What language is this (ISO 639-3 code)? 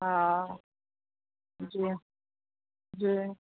snd